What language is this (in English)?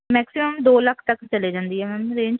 Punjabi